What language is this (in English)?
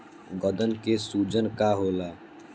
Bhojpuri